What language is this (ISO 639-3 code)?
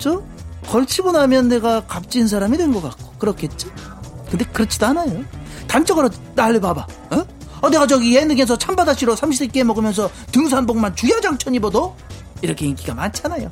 kor